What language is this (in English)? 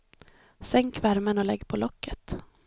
Swedish